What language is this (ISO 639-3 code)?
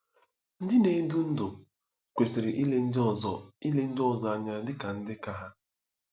ibo